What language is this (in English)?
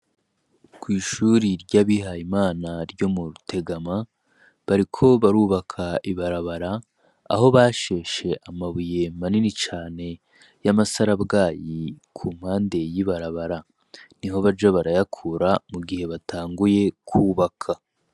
Rundi